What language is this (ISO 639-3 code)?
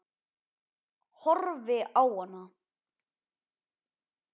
isl